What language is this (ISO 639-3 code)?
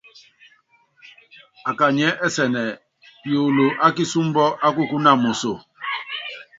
yav